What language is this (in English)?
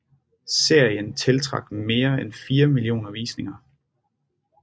Danish